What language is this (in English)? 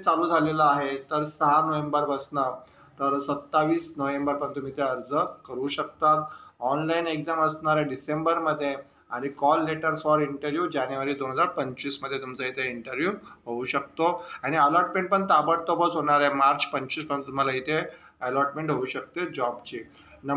Hindi